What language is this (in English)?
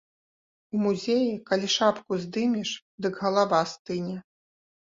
Belarusian